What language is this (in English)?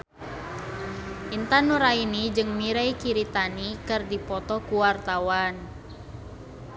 Sundanese